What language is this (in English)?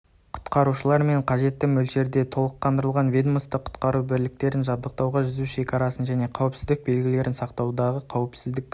Kazakh